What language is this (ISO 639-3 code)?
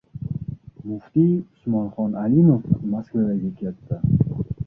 uzb